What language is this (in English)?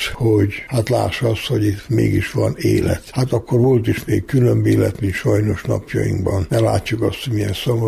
Hungarian